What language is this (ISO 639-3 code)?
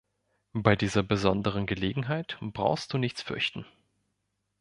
deu